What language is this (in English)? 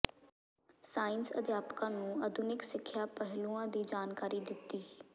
Punjabi